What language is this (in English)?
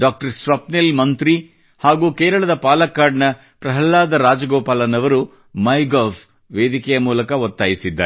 Kannada